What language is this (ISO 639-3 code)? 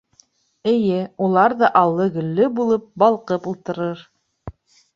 bak